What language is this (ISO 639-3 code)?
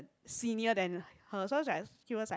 eng